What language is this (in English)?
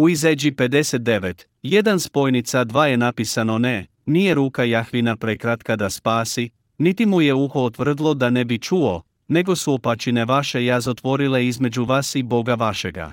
Croatian